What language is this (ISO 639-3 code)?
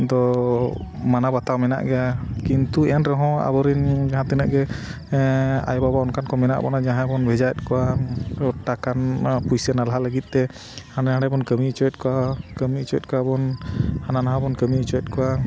sat